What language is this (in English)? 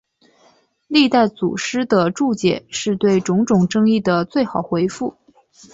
Chinese